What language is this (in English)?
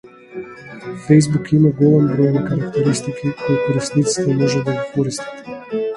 Macedonian